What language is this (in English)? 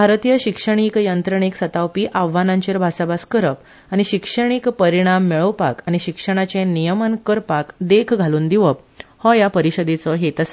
Konkani